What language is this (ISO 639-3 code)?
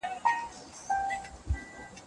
pus